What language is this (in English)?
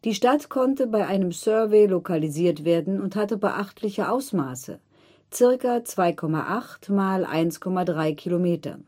German